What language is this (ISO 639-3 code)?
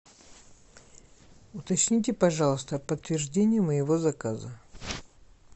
rus